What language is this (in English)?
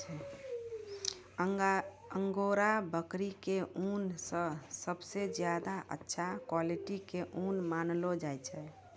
Maithili